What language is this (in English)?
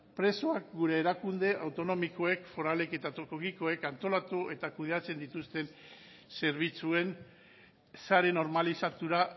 Basque